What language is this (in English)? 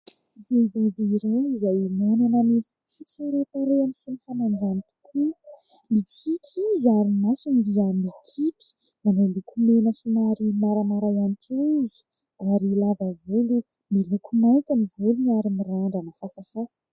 Malagasy